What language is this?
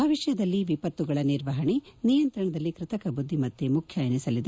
Kannada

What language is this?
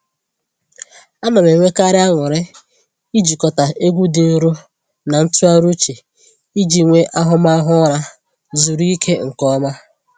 Igbo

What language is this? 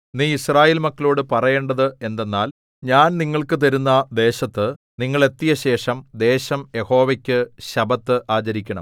Malayalam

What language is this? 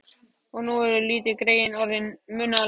Icelandic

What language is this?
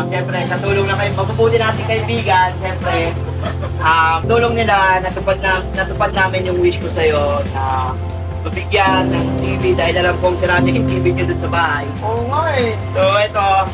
Filipino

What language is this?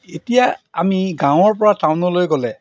Assamese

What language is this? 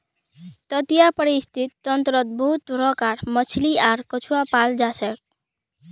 Magahi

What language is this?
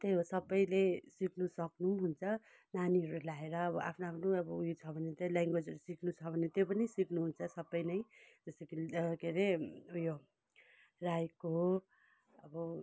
Nepali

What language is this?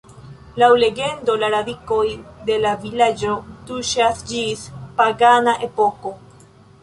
Esperanto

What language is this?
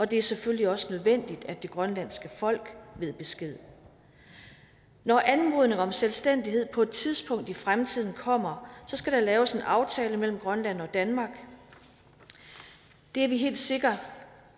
Danish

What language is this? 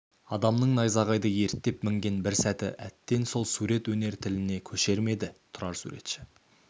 Kazakh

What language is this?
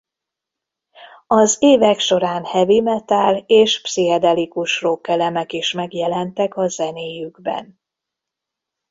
Hungarian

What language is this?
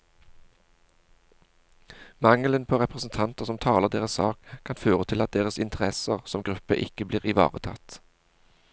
Norwegian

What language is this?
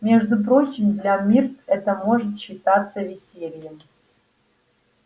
Russian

